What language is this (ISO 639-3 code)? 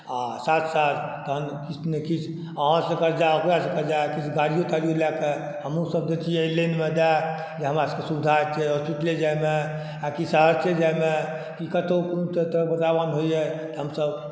mai